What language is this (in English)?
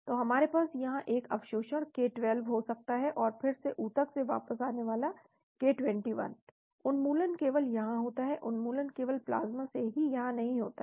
Hindi